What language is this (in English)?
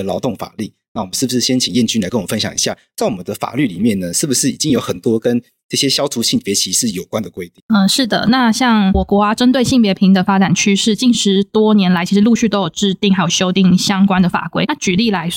Chinese